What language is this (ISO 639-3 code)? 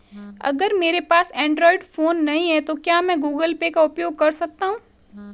hin